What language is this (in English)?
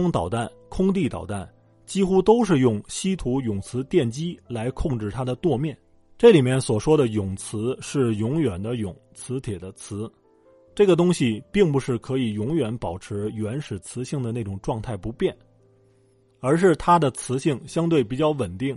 Chinese